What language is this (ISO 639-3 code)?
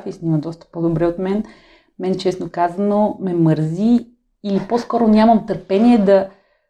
bul